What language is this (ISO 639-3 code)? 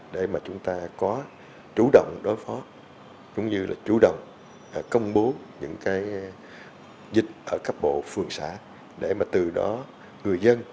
vie